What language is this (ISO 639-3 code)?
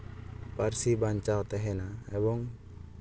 sat